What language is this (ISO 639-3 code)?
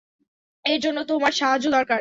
ben